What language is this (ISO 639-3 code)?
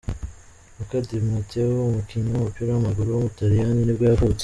kin